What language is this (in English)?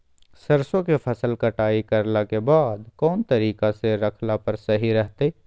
Magahi